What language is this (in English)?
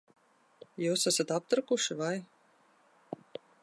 Latvian